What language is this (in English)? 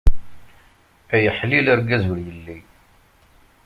Kabyle